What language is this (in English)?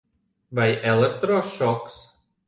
Latvian